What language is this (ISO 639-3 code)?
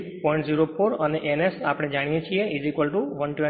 guj